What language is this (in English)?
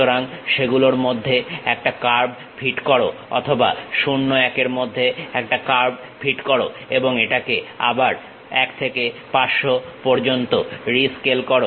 Bangla